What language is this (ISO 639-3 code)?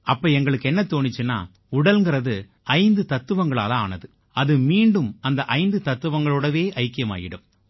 tam